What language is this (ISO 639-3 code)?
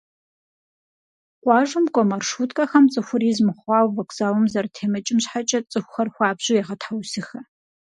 kbd